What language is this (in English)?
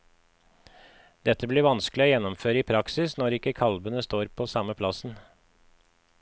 Norwegian